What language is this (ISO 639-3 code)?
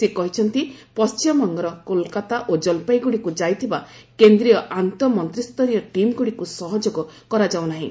ori